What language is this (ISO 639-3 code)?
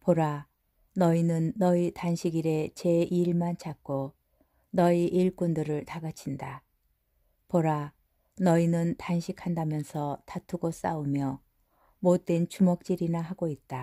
kor